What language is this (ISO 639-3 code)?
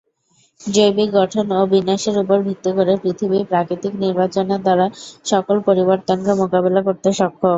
ben